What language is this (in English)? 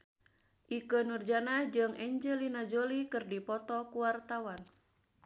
Sundanese